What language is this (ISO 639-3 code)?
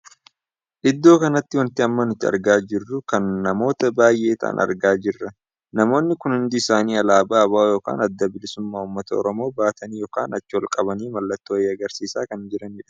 orm